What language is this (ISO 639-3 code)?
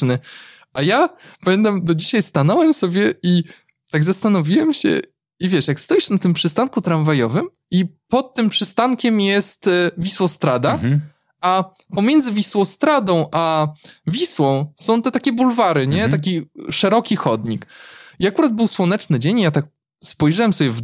pol